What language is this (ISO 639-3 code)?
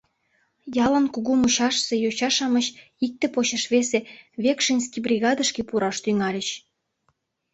chm